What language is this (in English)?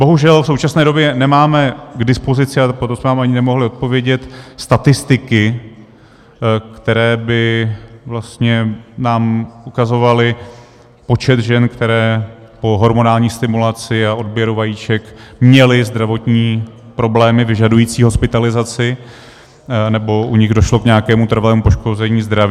Czech